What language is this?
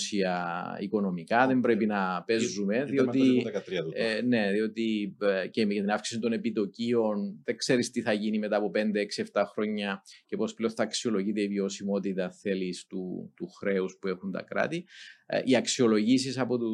Greek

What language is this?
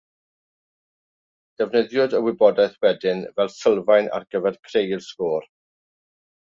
Welsh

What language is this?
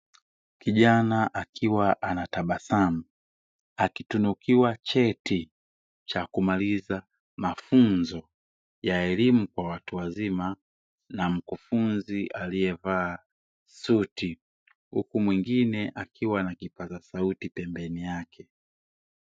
Swahili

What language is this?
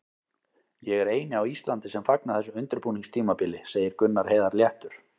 Icelandic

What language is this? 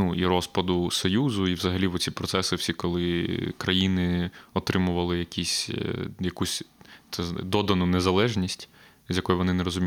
Ukrainian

